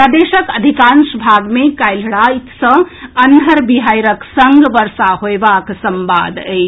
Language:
Maithili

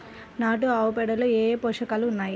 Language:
Telugu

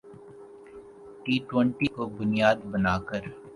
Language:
Urdu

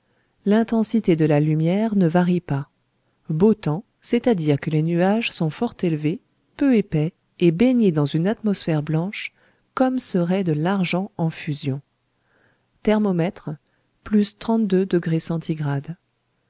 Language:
French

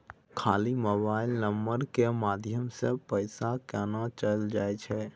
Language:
Maithili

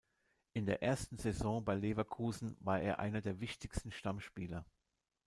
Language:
German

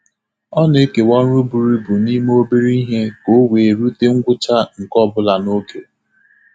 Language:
Igbo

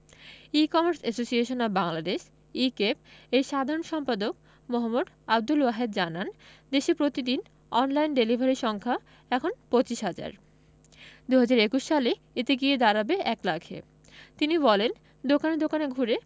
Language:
Bangla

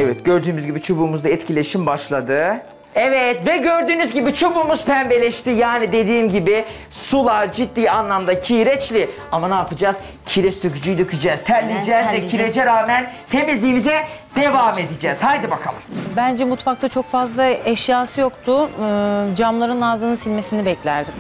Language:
Turkish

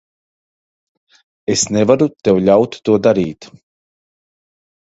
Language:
Latvian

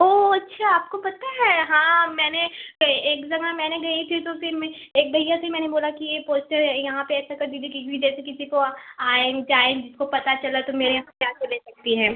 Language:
Hindi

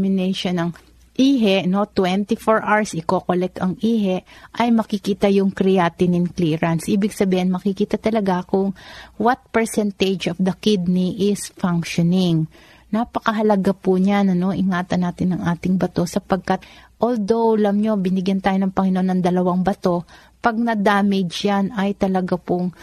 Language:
Filipino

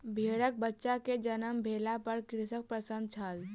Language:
Maithili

